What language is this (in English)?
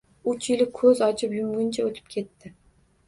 Uzbek